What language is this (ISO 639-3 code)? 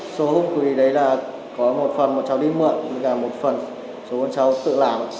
vie